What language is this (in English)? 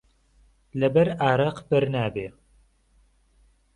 Central Kurdish